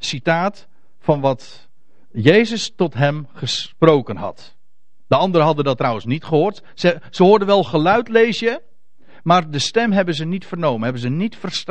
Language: Dutch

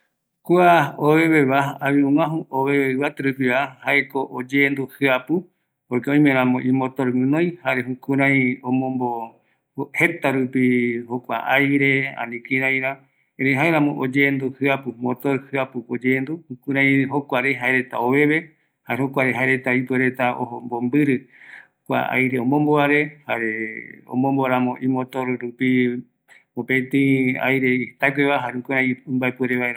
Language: Eastern Bolivian Guaraní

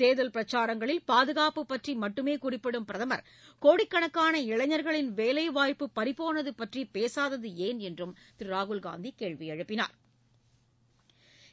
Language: Tamil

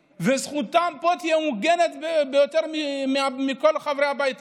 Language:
Hebrew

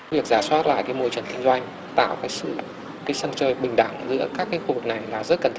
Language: Vietnamese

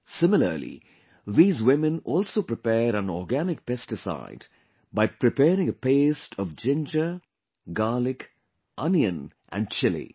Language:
English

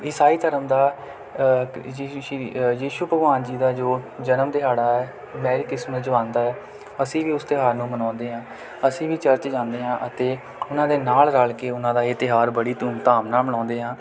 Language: Punjabi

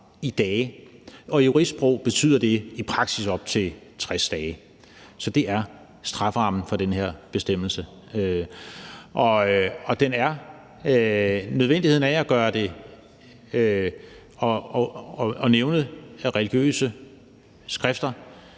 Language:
Danish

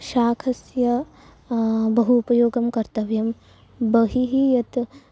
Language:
Sanskrit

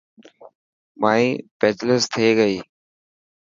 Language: Dhatki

